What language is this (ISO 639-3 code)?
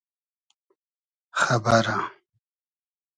haz